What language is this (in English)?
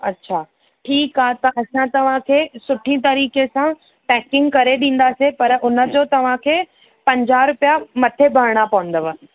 Sindhi